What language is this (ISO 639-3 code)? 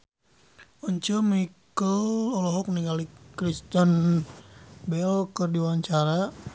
sun